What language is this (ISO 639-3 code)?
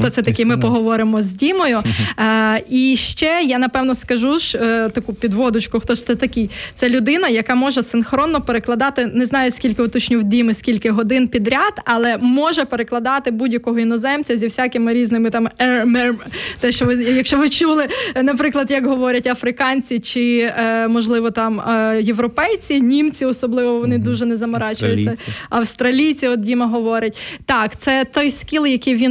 ukr